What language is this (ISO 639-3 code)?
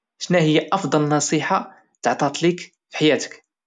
ary